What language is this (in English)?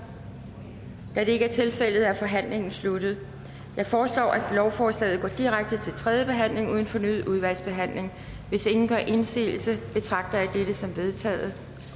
Danish